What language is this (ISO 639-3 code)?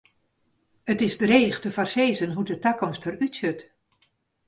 fry